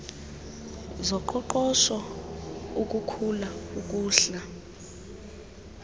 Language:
Xhosa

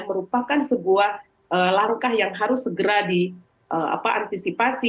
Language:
Indonesian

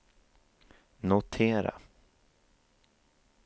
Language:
Swedish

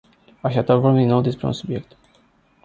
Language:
Romanian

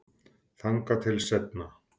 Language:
Icelandic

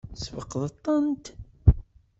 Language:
Kabyle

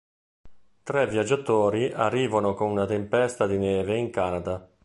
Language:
Italian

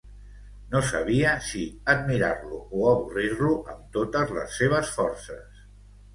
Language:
Catalan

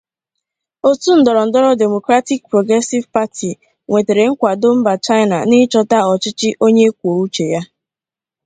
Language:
Igbo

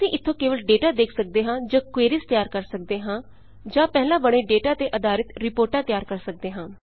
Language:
Punjabi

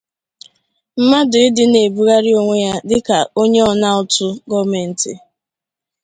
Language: Igbo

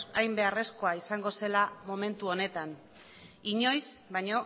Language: Basque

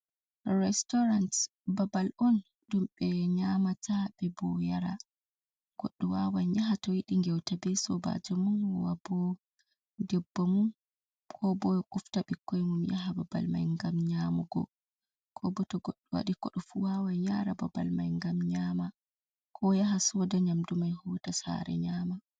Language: Fula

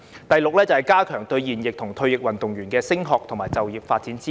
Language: Cantonese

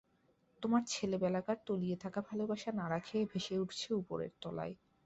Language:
Bangla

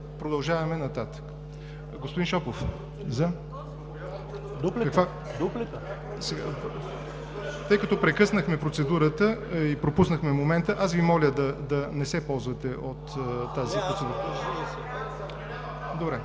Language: Bulgarian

